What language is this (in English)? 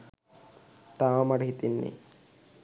Sinhala